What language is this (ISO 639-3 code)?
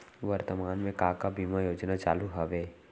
hne